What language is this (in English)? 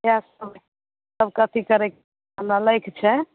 Maithili